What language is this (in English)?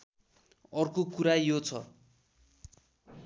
Nepali